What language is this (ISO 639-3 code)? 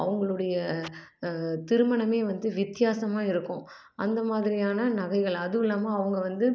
tam